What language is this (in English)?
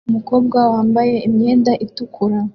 Kinyarwanda